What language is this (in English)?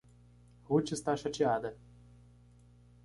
Portuguese